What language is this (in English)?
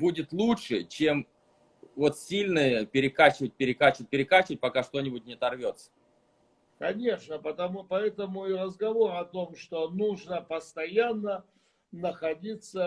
Russian